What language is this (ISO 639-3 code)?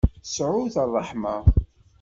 kab